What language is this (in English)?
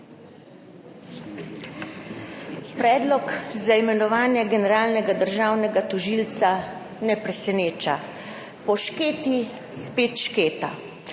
Slovenian